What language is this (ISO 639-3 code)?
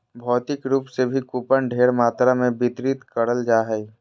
mag